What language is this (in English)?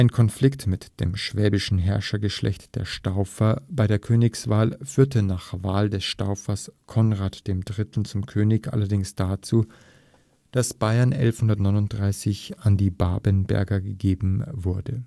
German